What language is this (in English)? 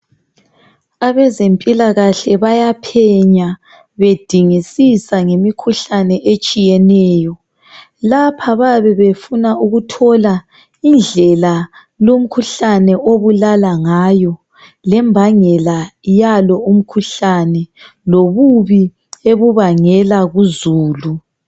North Ndebele